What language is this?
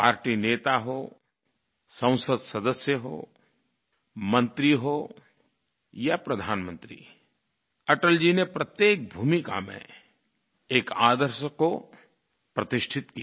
Hindi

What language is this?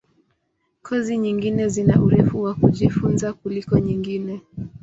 Swahili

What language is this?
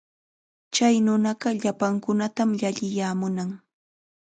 Chiquián Ancash Quechua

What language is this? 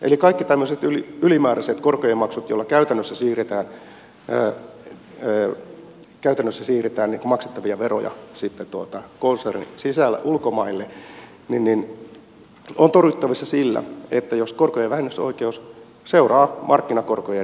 Finnish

